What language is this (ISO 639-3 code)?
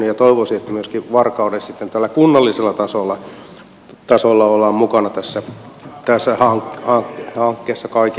fin